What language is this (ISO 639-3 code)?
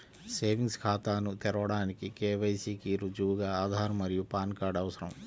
tel